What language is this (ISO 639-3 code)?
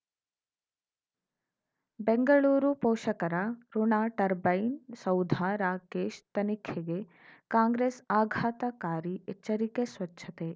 kan